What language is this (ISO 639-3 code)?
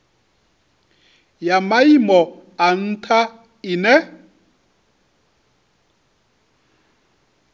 ven